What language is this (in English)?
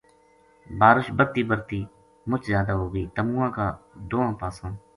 Gujari